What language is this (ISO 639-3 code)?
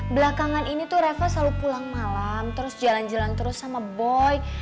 ind